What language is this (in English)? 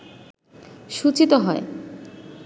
Bangla